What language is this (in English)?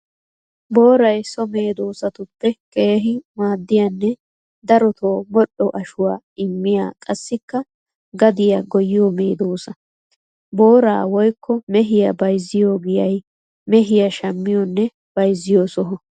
Wolaytta